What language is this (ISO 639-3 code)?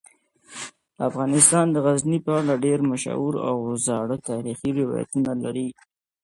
pus